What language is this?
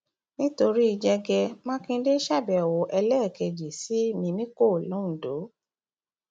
Yoruba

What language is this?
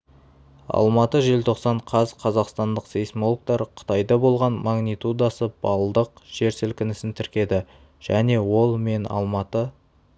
Kazakh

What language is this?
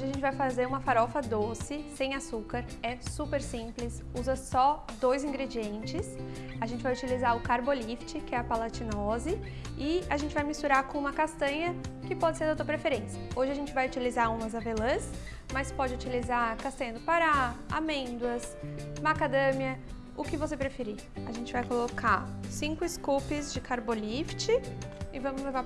Portuguese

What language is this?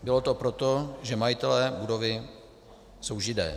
Czech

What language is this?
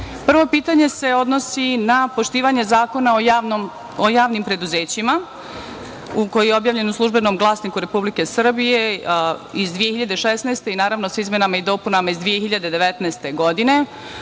Serbian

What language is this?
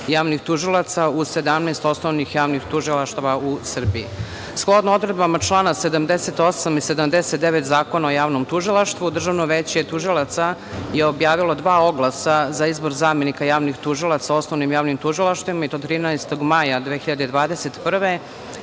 Serbian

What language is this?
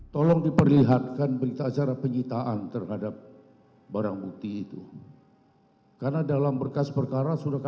Indonesian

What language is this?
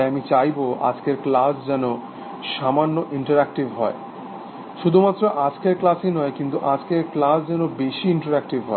Bangla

